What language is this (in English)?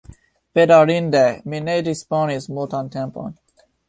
Esperanto